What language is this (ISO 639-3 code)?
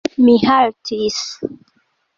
epo